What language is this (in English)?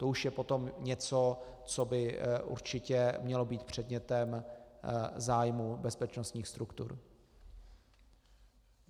Czech